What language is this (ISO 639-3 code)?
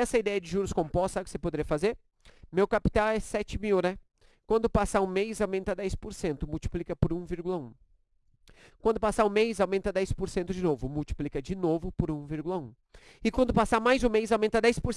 por